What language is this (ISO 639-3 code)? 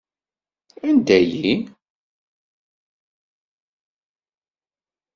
kab